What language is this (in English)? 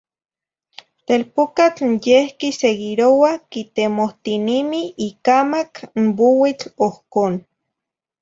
Zacatlán-Ahuacatlán-Tepetzintla Nahuatl